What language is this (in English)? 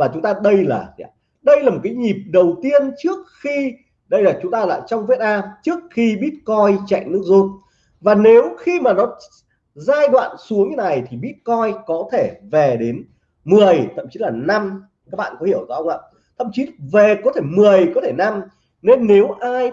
Vietnamese